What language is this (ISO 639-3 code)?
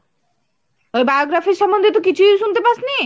ben